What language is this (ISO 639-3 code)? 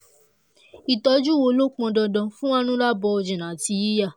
yor